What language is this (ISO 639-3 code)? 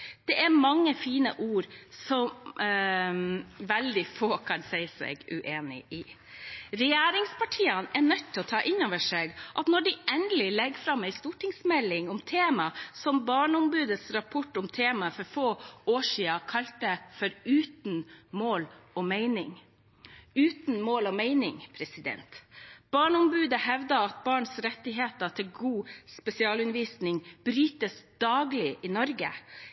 nob